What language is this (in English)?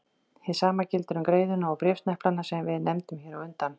Icelandic